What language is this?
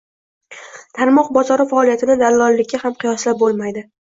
Uzbek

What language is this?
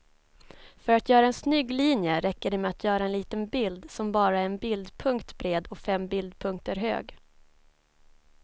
Swedish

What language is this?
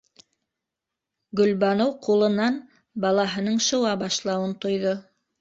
Bashkir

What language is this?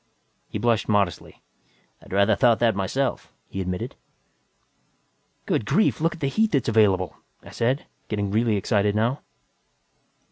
English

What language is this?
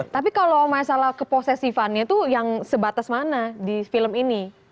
Indonesian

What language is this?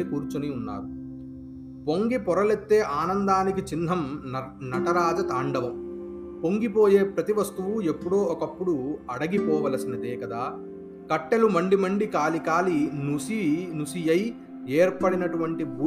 Telugu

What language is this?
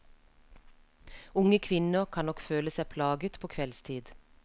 Norwegian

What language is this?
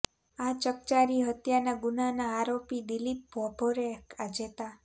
Gujarati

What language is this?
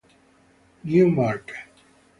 Italian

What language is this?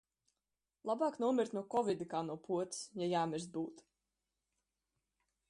Latvian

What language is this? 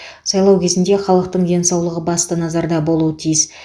Kazakh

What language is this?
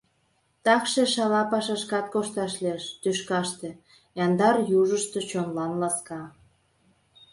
Mari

